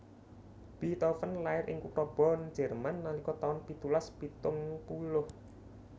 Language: Javanese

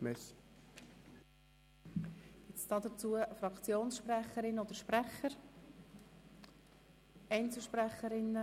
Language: Swiss German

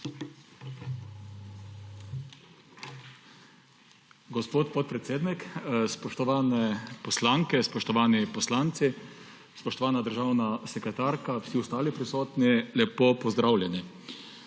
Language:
Slovenian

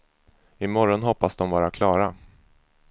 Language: Swedish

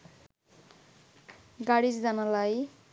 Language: Bangla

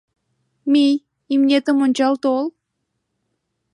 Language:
Mari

